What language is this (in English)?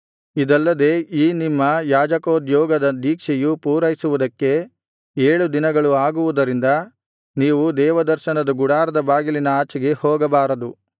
Kannada